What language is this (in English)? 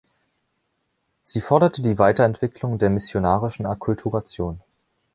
German